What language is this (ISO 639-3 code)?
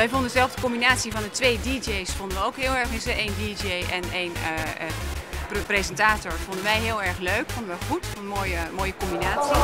nld